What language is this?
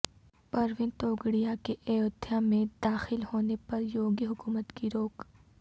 Urdu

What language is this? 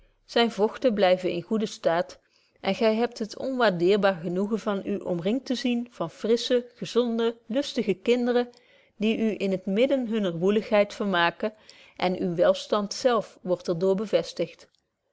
Dutch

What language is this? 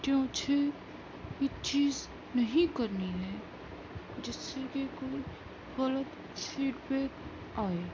Urdu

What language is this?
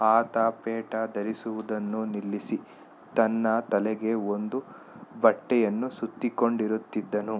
Kannada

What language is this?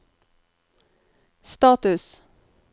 Norwegian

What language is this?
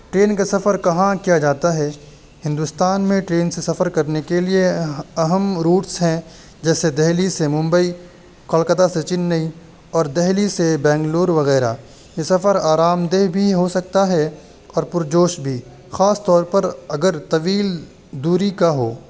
Urdu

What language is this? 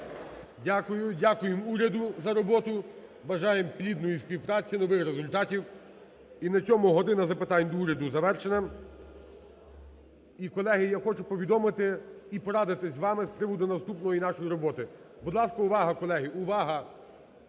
Ukrainian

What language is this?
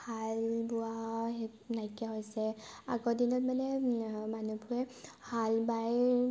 Assamese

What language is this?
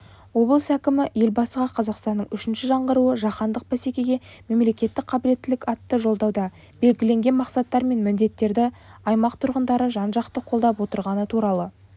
Kazakh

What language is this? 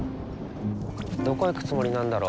Japanese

